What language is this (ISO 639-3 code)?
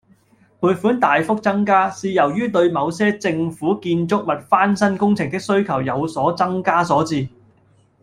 yue